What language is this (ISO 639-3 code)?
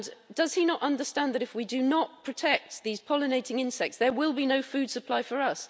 eng